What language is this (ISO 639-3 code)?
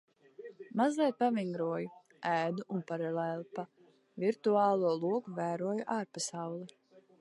lav